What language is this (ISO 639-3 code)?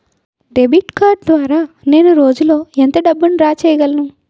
tel